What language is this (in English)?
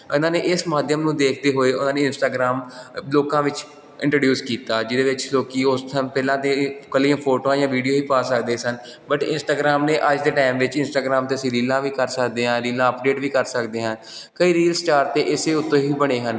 Punjabi